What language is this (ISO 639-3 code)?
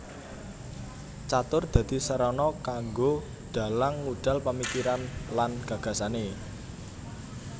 jav